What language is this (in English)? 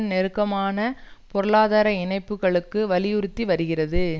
Tamil